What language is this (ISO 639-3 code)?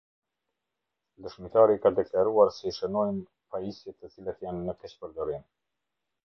sqi